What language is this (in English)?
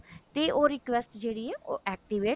Punjabi